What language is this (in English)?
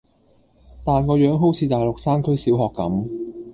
Cantonese